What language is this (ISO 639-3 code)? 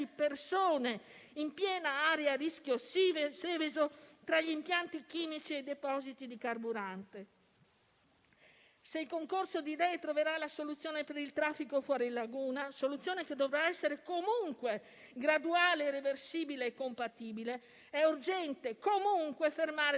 ita